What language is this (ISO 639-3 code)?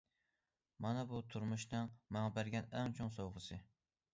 uig